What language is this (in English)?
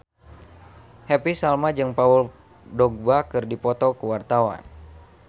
Sundanese